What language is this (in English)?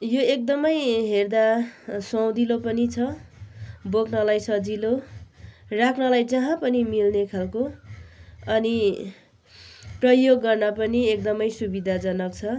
Nepali